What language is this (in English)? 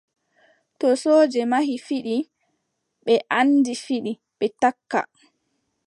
Adamawa Fulfulde